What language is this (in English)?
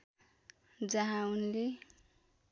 Nepali